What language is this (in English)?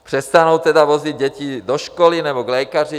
Czech